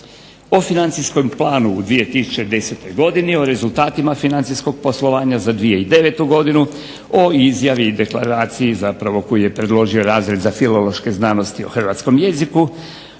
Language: Croatian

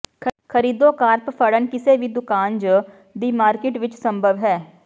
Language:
Punjabi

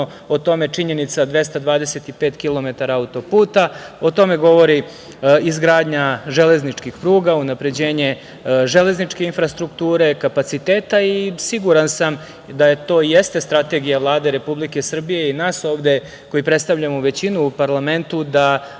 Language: Serbian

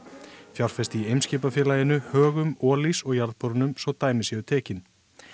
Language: Icelandic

